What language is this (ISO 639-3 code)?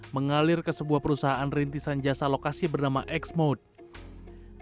ind